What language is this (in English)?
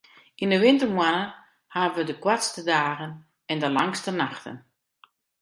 Western Frisian